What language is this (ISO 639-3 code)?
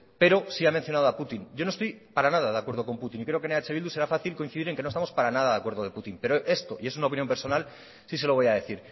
spa